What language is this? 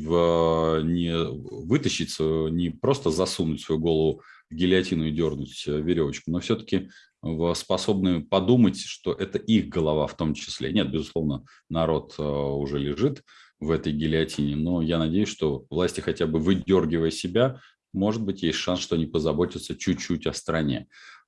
Russian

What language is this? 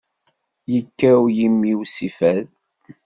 Kabyle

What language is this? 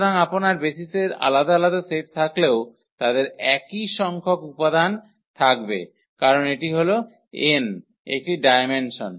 Bangla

